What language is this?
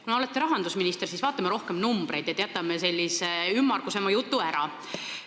Estonian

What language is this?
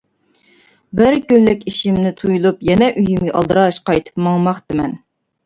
Uyghur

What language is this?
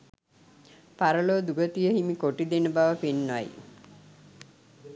Sinhala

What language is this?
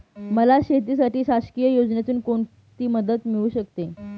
Marathi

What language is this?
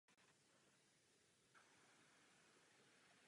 Czech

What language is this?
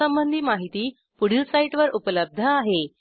Marathi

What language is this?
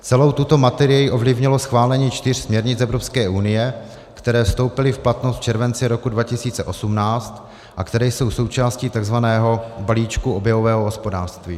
Czech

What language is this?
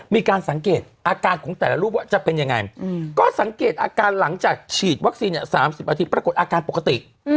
Thai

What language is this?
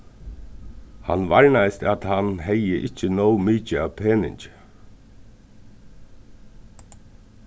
Faroese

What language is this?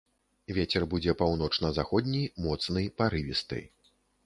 Belarusian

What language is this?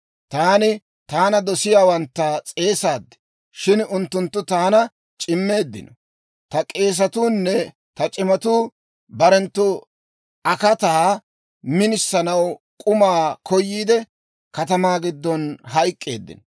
Dawro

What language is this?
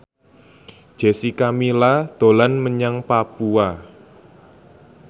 Javanese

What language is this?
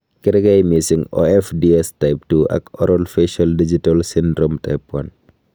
Kalenjin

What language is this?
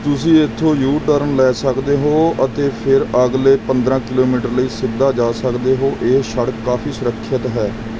Punjabi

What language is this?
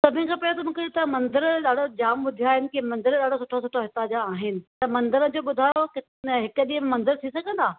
Sindhi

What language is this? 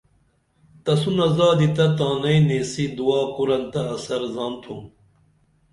Dameli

